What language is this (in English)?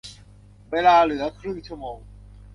Thai